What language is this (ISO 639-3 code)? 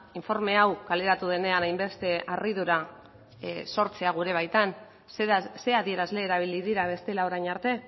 eus